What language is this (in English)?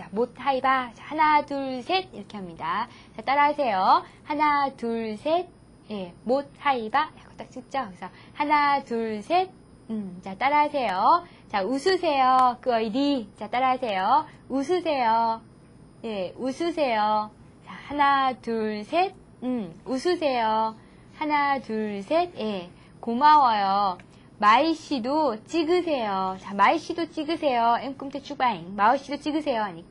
Korean